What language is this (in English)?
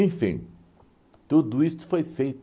Portuguese